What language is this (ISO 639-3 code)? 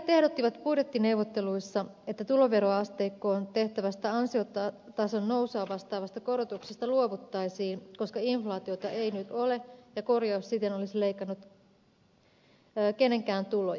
fin